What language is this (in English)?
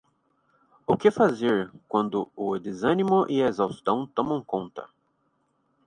Portuguese